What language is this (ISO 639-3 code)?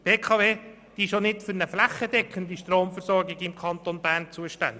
gsw